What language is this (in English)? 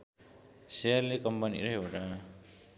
Nepali